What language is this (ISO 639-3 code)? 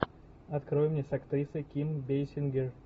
rus